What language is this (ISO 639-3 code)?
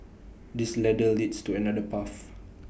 eng